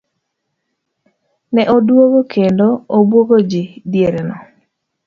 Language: Luo (Kenya and Tanzania)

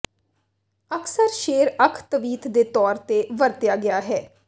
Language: Punjabi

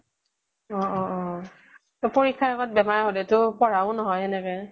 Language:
Assamese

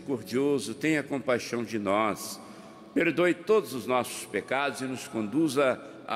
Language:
Portuguese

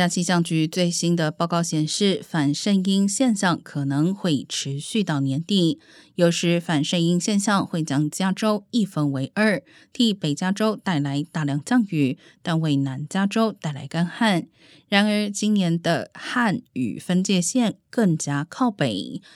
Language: Chinese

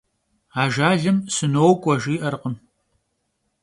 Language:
Kabardian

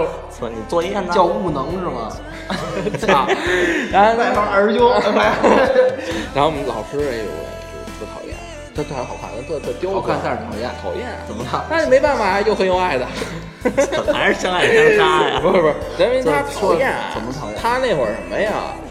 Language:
Chinese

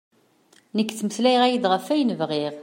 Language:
Kabyle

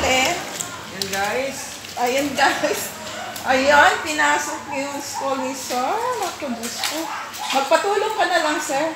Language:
Filipino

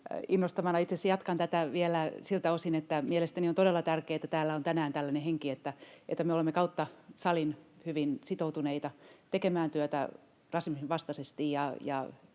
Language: Finnish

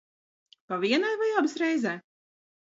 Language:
Latvian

